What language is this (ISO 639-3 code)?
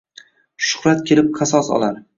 uzb